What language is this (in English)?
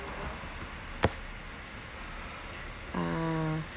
English